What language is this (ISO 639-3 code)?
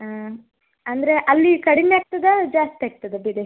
kan